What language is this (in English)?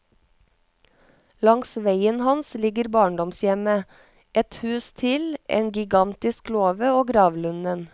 Norwegian